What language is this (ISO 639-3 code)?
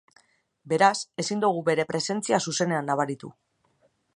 eus